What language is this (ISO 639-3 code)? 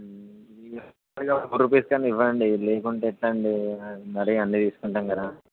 tel